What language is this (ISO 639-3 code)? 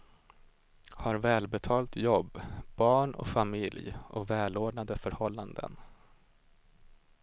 swe